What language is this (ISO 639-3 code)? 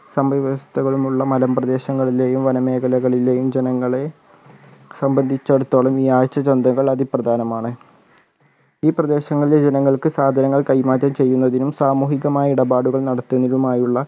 mal